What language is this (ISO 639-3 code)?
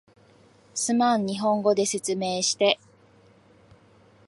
jpn